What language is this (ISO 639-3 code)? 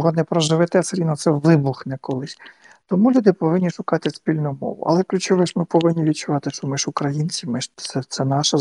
ukr